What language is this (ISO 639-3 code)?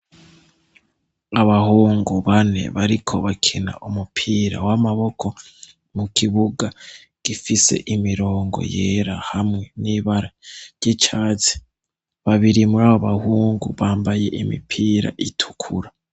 run